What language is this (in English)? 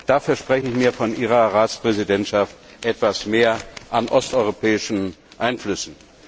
German